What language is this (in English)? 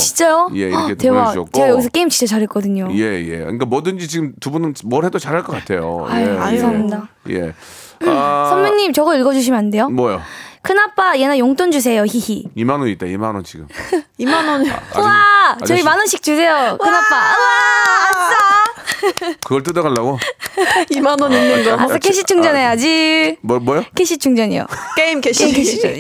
Korean